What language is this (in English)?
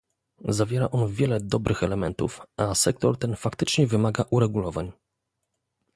Polish